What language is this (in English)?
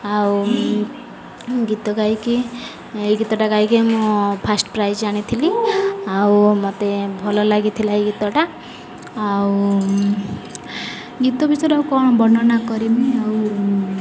Odia